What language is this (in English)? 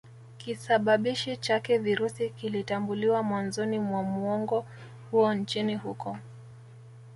Swahili